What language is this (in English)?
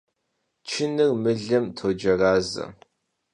Kabardian